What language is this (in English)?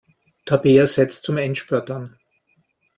German